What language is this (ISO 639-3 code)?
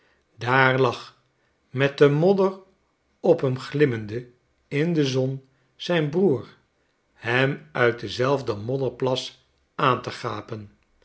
nld